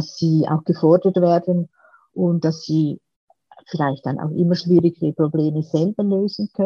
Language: German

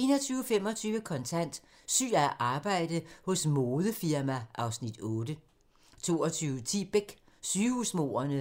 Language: Danish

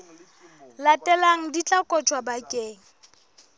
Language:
Southern Sotho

